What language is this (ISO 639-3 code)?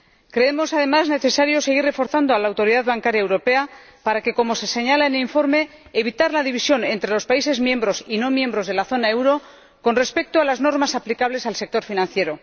spa